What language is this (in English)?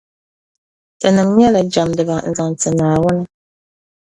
Dagbani